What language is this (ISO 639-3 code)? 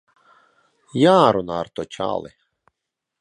lav